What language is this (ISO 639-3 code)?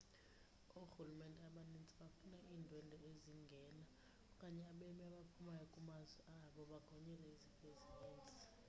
xho